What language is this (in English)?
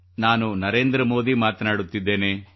Kannada